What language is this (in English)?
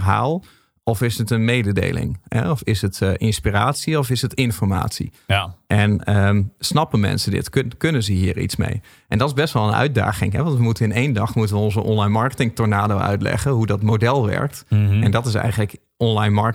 Dutch